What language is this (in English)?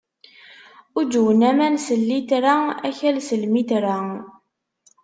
Kabyle